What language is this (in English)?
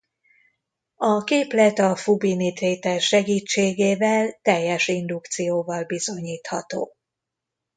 Hungarian